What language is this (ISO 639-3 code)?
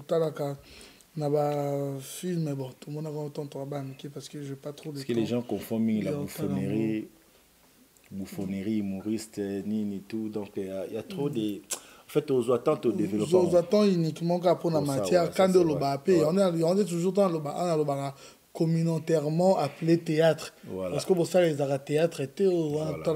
fra